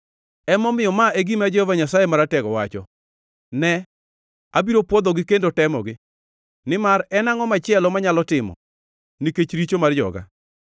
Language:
Luo (Kenya and Tanzania)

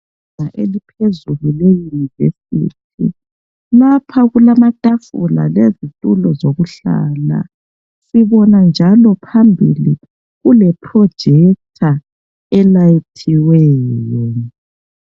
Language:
North Ndebele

